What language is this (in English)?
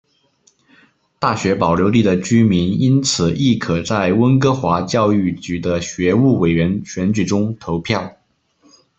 Chinese